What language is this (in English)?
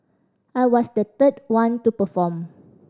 English